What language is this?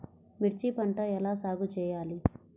Telugu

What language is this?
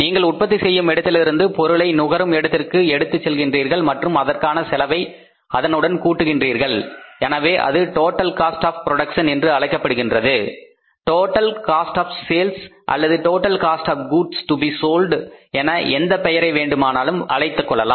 Tamil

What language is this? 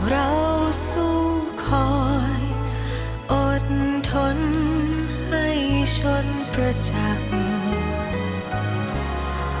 Thai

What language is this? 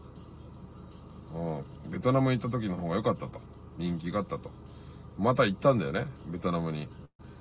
Japanese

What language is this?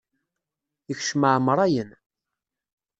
Kabyle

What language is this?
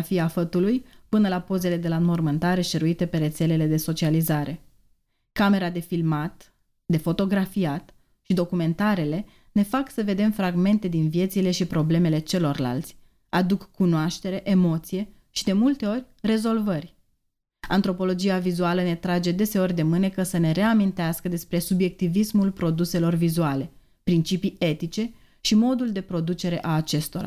Romanian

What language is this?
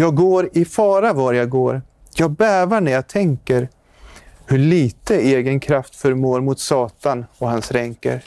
Swedish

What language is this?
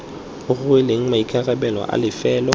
Tswana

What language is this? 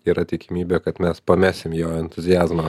Lithuanian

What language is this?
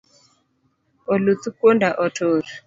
Luo (Kenya and Tanzania)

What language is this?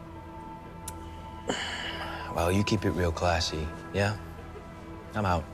English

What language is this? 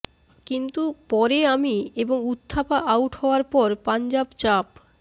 Bangla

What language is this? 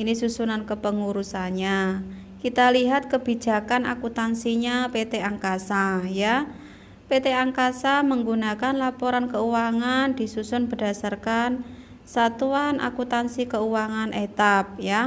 Indonesian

